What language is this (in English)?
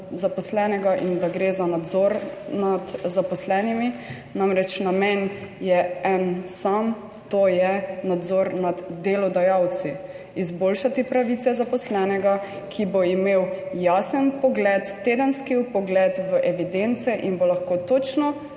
Slovenian